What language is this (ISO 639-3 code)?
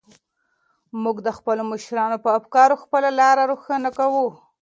pus